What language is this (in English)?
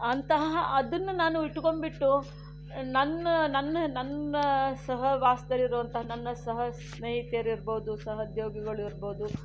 Kannada